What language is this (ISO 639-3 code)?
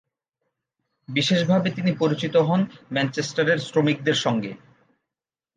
ben